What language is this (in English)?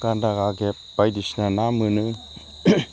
Bodo